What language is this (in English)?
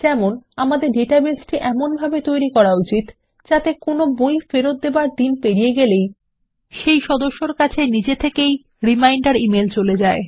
Bangla